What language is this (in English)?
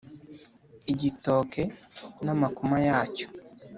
Kinyarwanda